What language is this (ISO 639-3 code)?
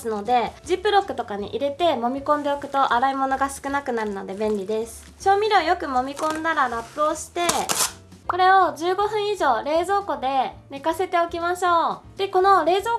jpn